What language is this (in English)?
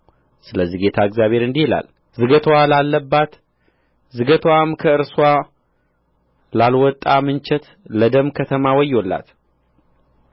Amharic